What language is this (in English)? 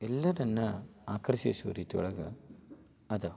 Kannada